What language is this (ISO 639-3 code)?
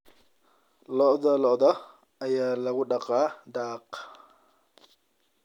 som